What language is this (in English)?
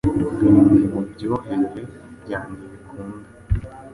Kinyarwanda